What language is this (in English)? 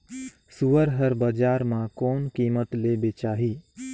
Chhattisgarhi